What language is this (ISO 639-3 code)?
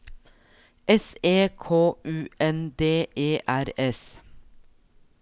nor